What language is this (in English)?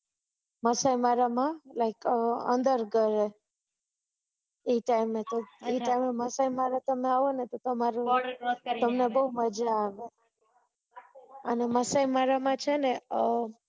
Gujarati